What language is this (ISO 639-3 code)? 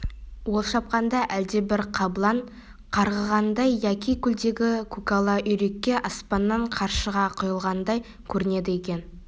kaz